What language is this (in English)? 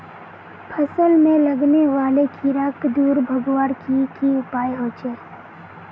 Magahi